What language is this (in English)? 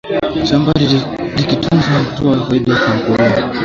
Swahili